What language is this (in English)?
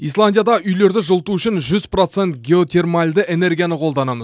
Kazakh